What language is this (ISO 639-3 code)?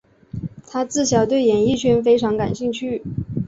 zho